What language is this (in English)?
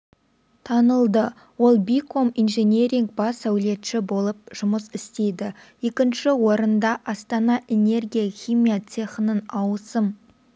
Kazakh